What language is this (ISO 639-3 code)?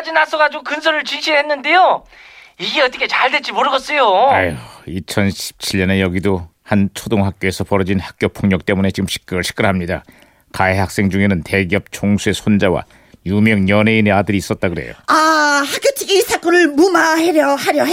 kor